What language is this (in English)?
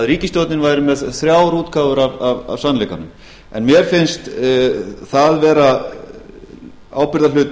Icelandic